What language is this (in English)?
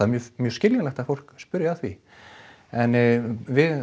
Icelandic